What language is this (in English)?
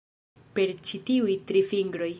Esperanto